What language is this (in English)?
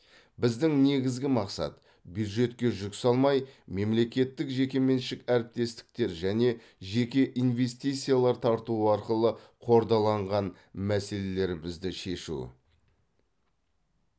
Kazakh